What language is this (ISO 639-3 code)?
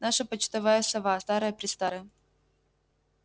rus